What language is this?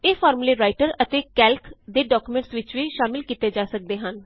Punjabi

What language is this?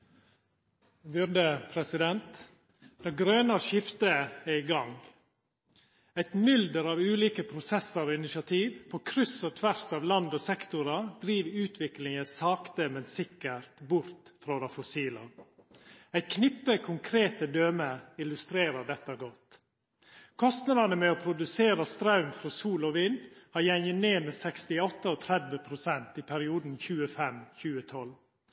Norwegian Nynorsk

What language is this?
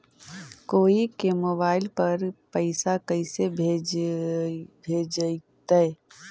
Magahi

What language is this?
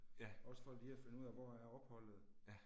Danish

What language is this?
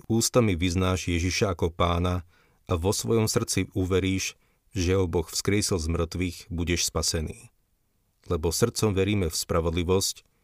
Slovak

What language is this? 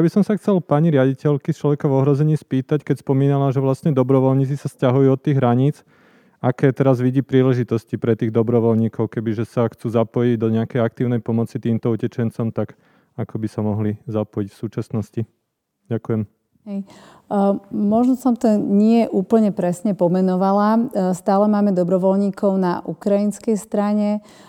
Slovak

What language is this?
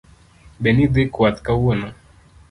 Luo (Kenya and Tanzania)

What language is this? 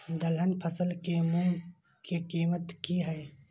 Maithili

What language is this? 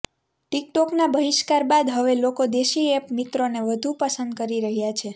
Gujarati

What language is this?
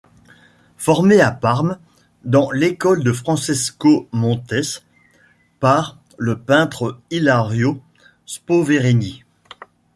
French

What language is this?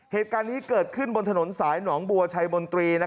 Thai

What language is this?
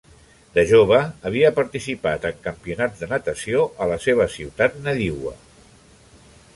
Catalan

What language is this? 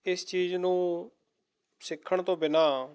Punjabi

